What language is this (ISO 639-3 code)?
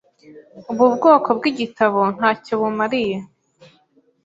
kin